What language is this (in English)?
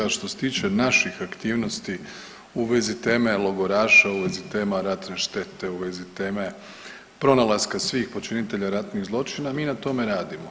Croatian